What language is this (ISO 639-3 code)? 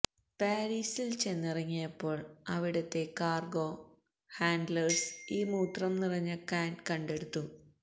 mal